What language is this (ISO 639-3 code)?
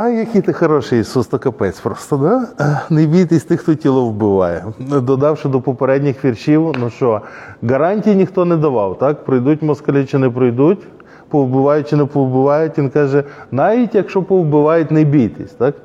ukr